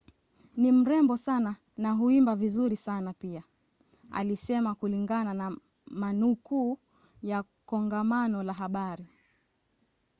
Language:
Swahili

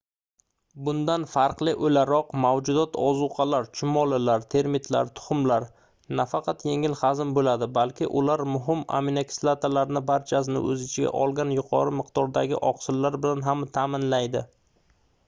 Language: Uzbek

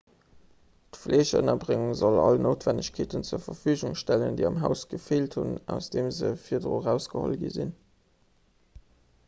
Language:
Luxembourgish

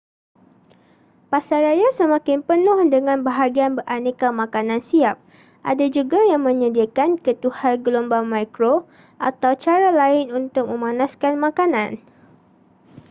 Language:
Malay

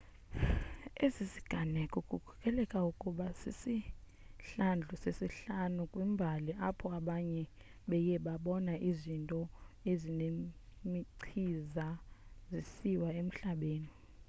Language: Xhosa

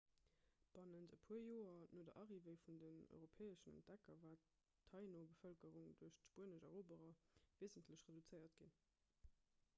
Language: Luxembourgish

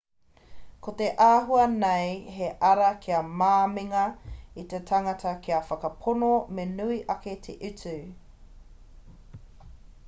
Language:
Māori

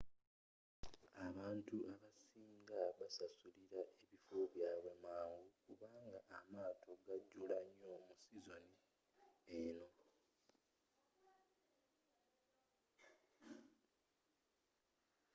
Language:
Ganda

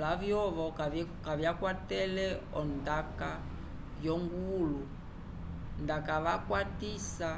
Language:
Umbundu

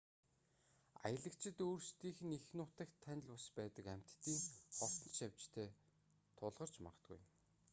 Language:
Mongolian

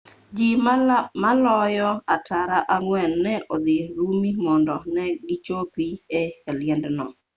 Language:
Luo (Kenya and Tanzania)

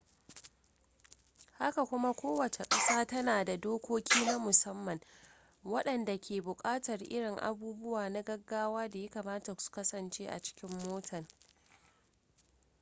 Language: Hausa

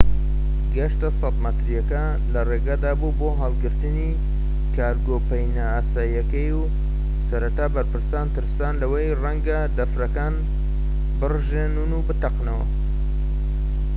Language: Central Kurdish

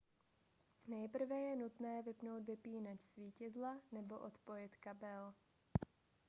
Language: Czech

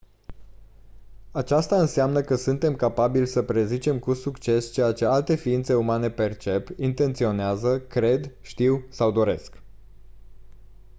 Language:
Romanian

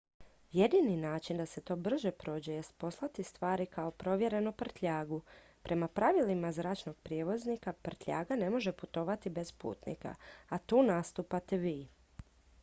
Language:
Croatian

